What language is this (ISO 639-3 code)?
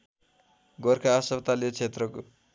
nep